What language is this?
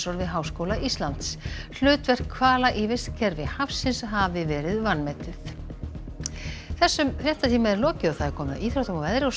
Icelandic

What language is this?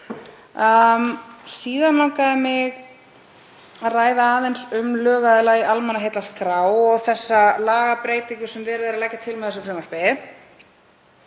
Icelandic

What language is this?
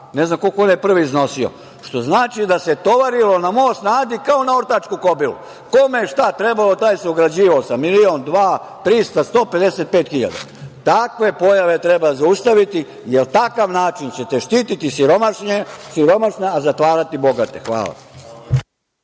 Serbian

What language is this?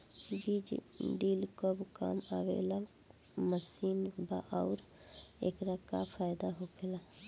Bhojpuri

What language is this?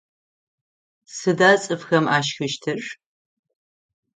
Adyghe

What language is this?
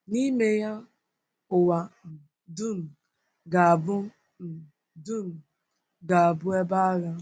Igbo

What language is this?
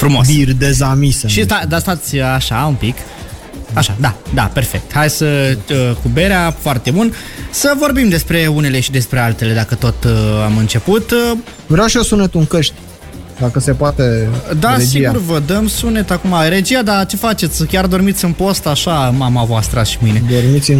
Romanian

